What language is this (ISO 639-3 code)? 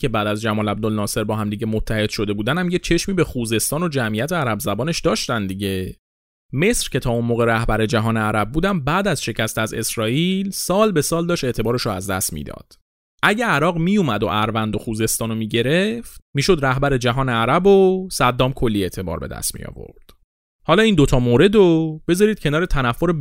fas